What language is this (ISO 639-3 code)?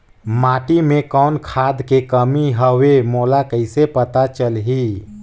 hne